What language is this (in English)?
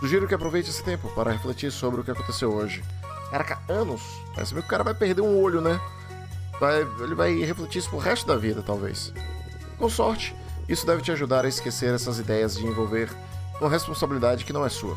Portuguese